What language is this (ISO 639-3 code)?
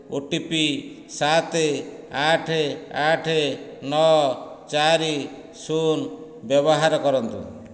ori